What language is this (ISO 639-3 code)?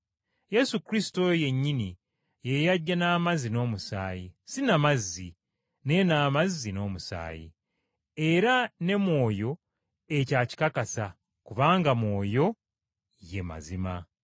lug